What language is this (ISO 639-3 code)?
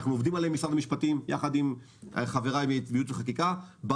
heb